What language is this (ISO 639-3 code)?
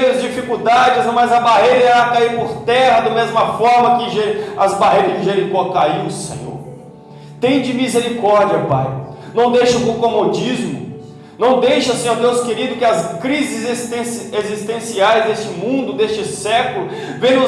por